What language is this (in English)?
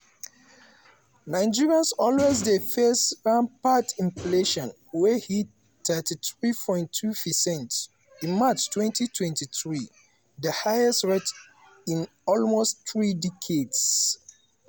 Nigerian Pidgin